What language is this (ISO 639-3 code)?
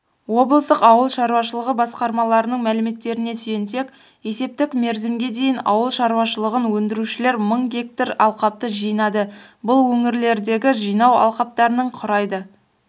kaz